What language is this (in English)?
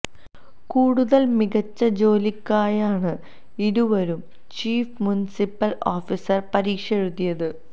Malayalam